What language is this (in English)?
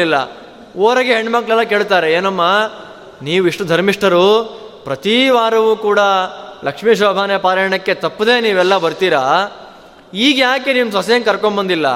Kannada